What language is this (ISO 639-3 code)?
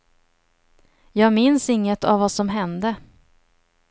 swe